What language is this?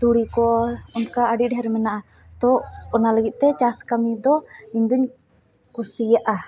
Santali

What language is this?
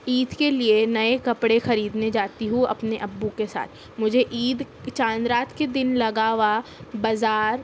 Urdu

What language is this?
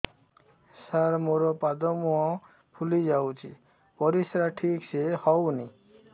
Odia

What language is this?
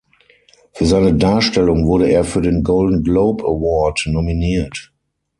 German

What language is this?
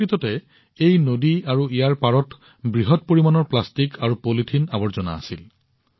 Assamese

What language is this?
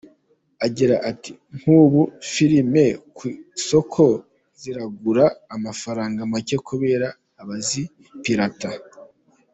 Kinyarwanda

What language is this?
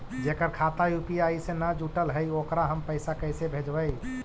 Magahi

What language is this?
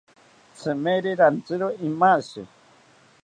South Ucayali Ashéninka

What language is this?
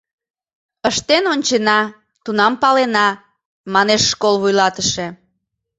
Mari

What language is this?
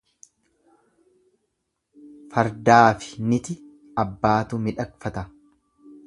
Oromo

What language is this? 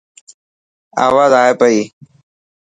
Dhatki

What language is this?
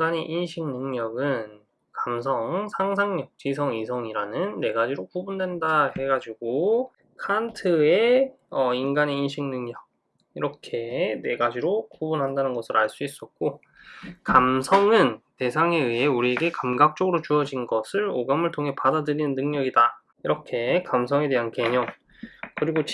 Korean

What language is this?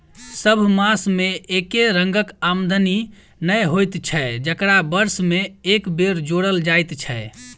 Maithili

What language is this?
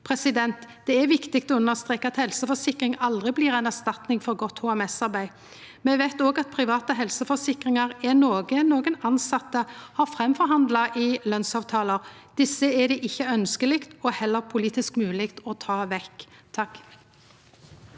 Norwegian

